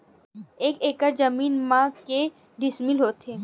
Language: Chhattisgarhi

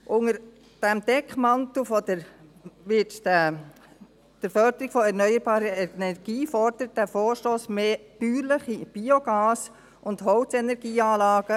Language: Swiss German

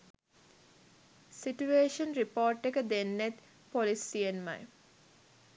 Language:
Sinhala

